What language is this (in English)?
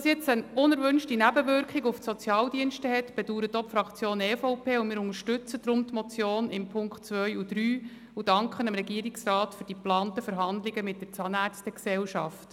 Swiss German